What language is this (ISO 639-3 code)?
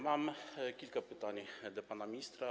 pol